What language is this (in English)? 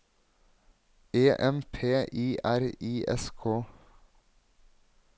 Norwegian